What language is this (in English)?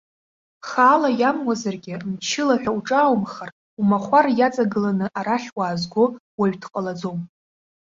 Abkhazian